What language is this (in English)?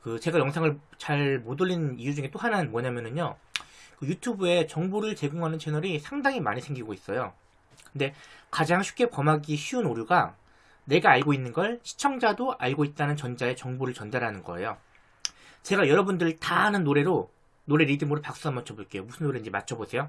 Korean